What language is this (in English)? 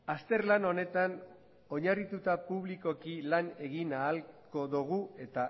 Basque